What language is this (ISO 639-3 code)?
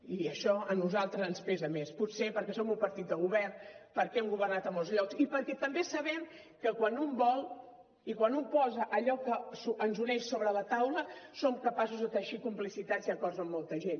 cat